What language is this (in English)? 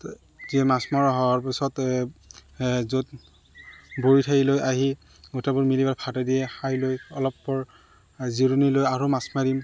Assamese